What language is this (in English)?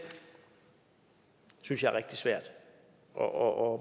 Danish